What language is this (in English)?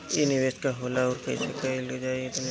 Bhojpuri